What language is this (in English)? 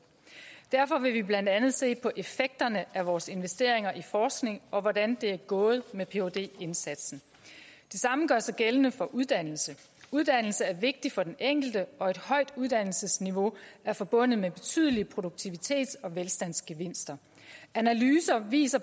Danish